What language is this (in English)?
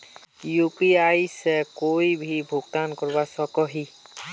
Magahi